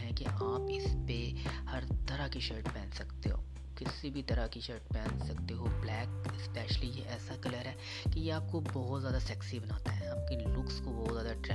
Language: Urdu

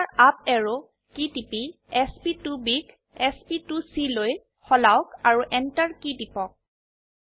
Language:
Assamese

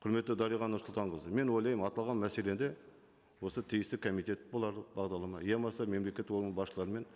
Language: Kazakh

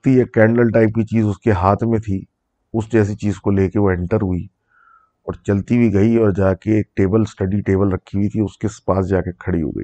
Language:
Urdu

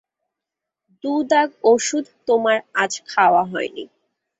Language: Bangla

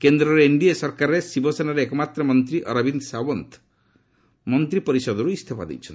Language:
Odia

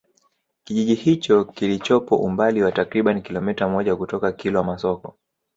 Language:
Swahili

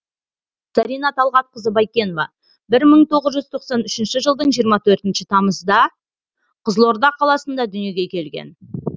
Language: Kazakh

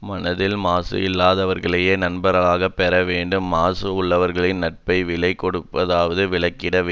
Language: Tamil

